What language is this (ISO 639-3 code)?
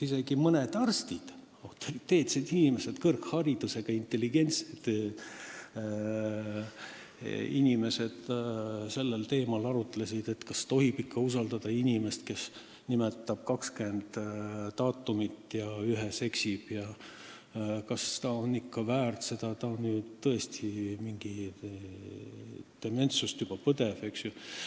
est